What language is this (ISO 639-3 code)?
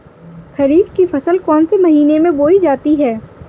hin